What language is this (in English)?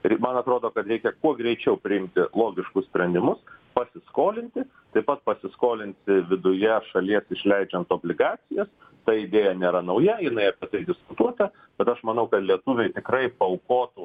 Lithuanian